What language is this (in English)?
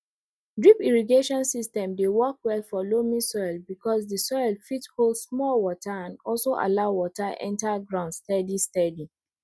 Nigerian Pidgin